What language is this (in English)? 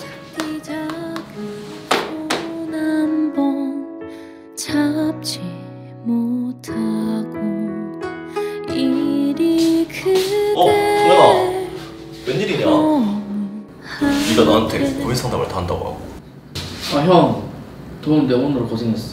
Korean